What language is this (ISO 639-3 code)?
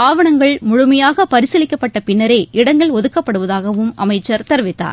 tam